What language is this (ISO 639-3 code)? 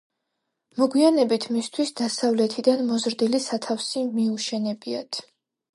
kat